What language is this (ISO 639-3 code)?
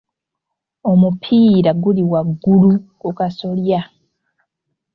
lug